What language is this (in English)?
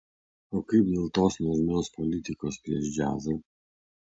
Lithuanian